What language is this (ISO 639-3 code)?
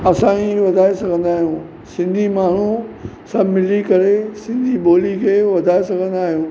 snd